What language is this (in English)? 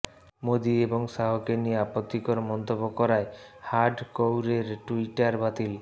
Bangla